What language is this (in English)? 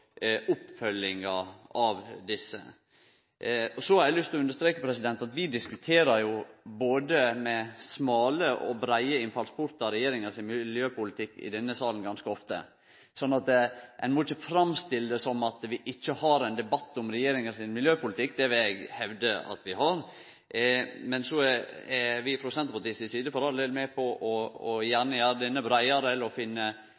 Norwegian Nynorsk